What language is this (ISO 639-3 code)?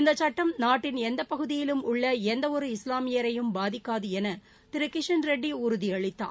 tam